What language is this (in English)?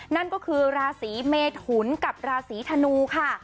Thai